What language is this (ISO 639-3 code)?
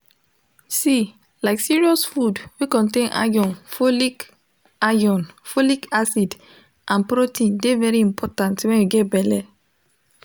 pcm